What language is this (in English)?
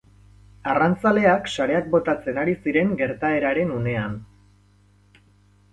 Basque